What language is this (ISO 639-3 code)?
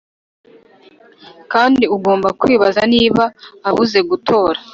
kin